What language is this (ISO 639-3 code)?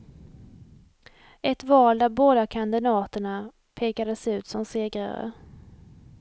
swe